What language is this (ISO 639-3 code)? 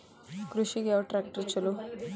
kan